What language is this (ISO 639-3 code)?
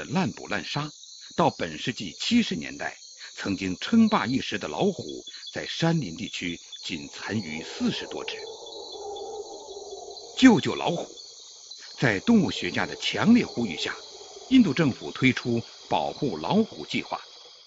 zho